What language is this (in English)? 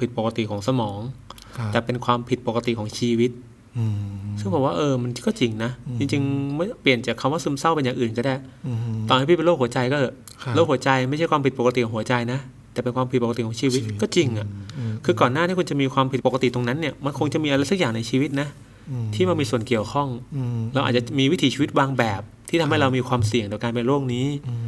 Thai